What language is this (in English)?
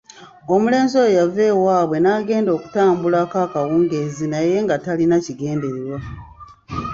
Ganda